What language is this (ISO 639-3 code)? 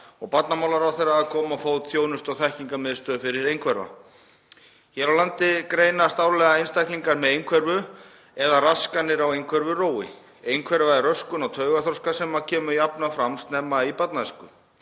isl